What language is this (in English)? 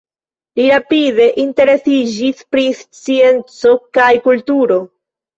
Esperanto